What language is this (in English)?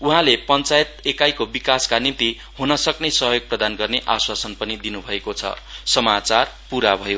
Nepali